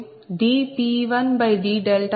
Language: Telugu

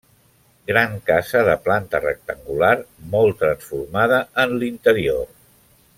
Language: Catalan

